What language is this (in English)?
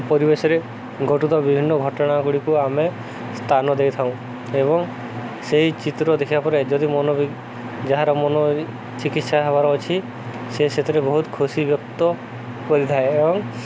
Odia